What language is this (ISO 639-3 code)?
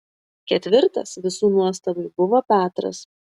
lit